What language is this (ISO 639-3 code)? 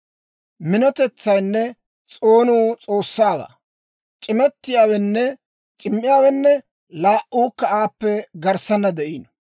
dwr